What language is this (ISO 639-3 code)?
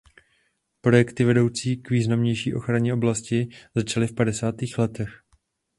ces